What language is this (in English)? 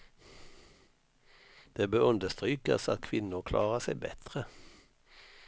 Swedish